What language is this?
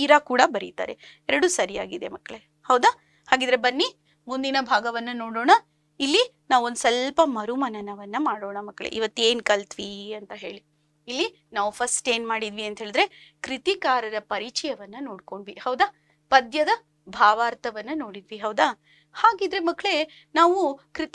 Kannada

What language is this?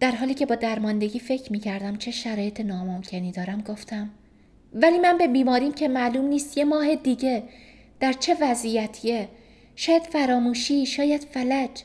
Persian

